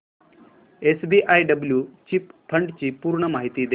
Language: Marathi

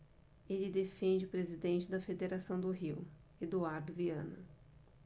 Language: Portuguese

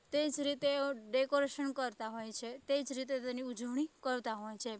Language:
Gujarati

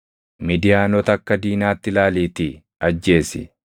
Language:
Oromo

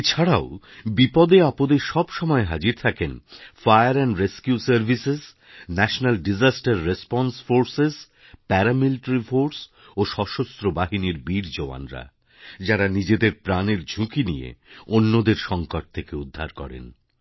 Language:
Bangla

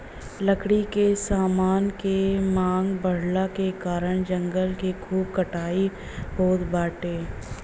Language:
Bhojpuri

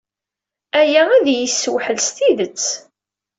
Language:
Kabyle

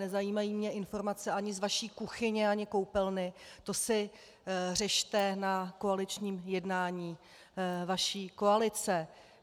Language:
Czech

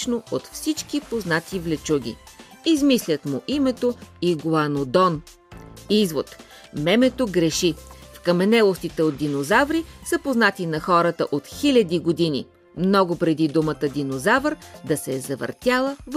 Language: Bulgarian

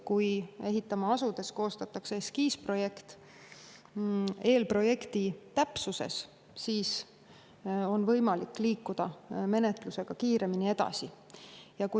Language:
Estonian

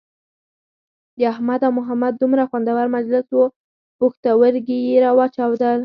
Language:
Pashto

